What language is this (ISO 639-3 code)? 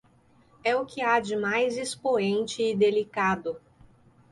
por